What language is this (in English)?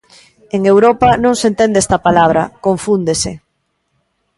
Galician